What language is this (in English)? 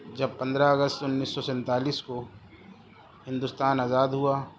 Urdu